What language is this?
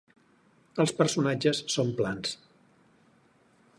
Catalan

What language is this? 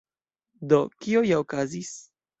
Esperanto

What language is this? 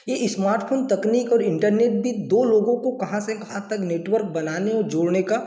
Hindi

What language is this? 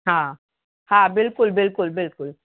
Sindhi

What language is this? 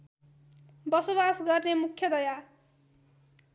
Nepali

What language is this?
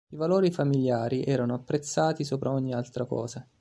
Italian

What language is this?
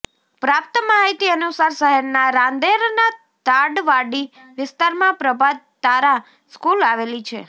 Gujarati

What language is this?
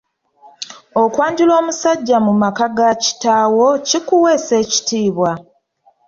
Ganda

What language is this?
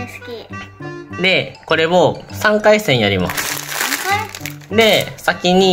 Japanese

